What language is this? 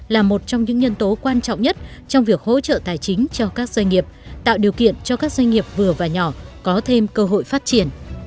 Vietnamese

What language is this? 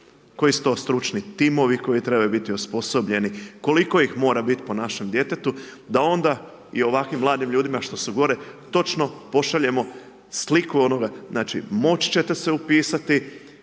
Croatian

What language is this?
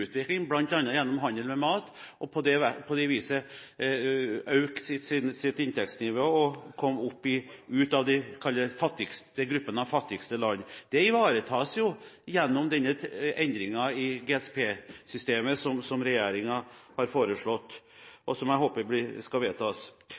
Norwegian Bokmål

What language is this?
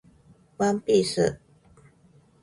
Japanese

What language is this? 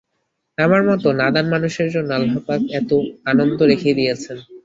Bangla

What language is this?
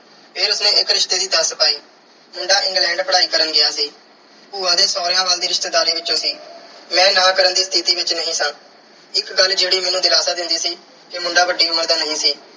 Punjabi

